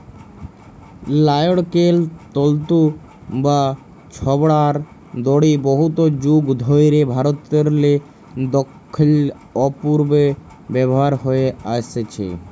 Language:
Bangla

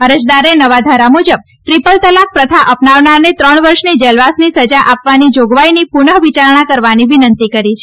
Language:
Gujarati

